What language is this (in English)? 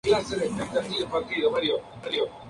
Spanish